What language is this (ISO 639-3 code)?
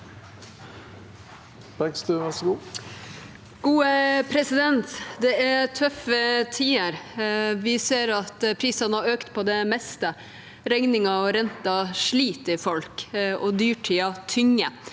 nor